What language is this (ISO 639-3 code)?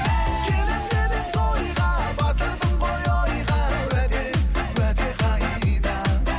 kaz